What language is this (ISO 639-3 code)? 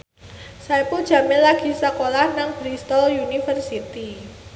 jav